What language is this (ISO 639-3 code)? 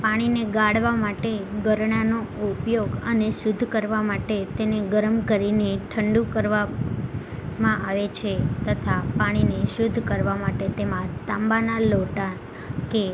guj